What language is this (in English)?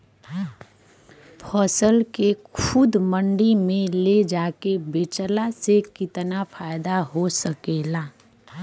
Bhojpuri